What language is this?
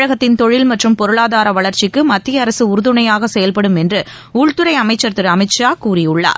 Tamil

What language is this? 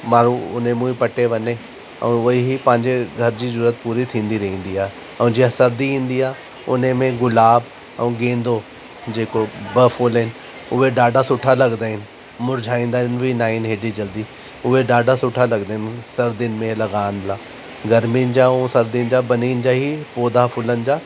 Sindhi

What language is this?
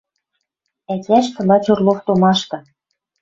Western Mari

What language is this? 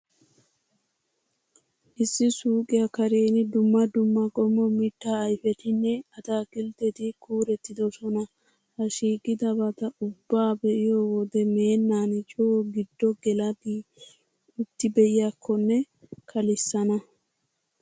Wolaytta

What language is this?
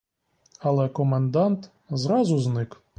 Ukrainian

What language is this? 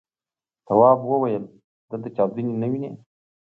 Pashto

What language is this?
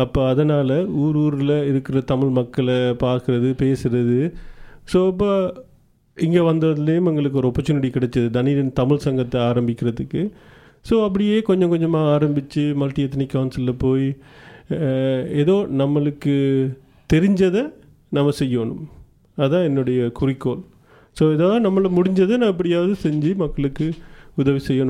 Tamil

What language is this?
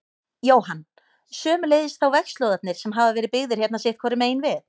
Icelandic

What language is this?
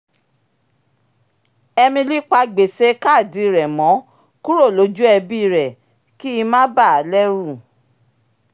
Yoruba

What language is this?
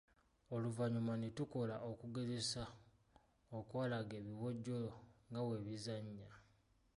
Ganda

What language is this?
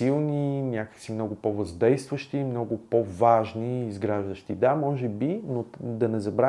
Bulgarian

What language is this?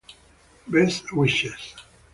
Italian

